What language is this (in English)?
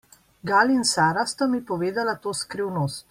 Slovenian